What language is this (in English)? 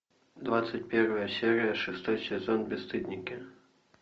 Russian